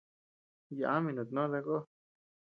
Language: Tepeuxila Cuicatec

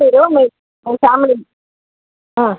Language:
Telugu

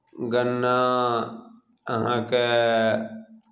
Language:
Maithili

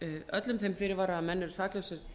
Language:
Icelandic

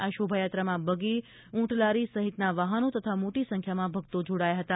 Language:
Gujarati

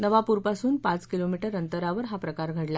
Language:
Marathi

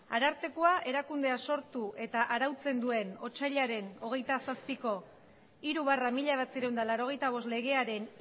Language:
Basque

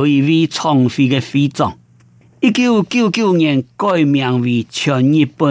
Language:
Chinese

